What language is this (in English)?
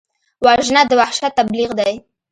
Pashto